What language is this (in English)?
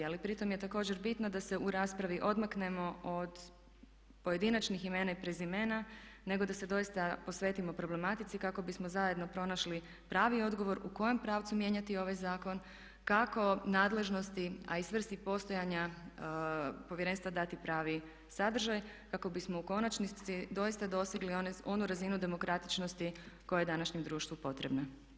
Croatian